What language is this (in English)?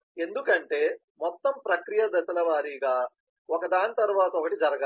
Telugu